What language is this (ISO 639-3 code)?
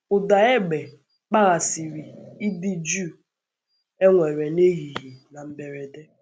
ibo